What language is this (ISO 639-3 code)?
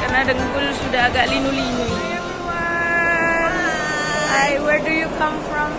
ind